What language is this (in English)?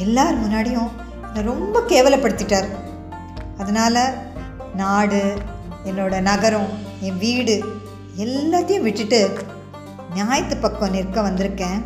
Tamil